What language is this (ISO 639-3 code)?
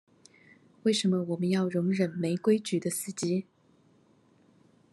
zho